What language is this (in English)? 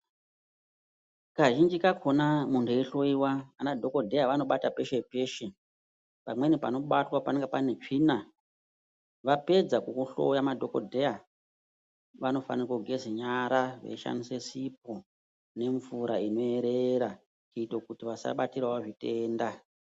Ndau